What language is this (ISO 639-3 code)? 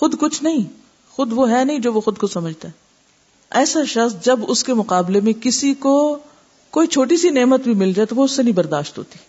urd